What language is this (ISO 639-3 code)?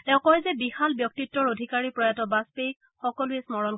asm